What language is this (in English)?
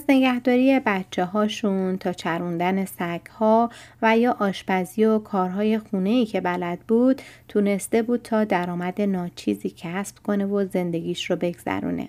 Persian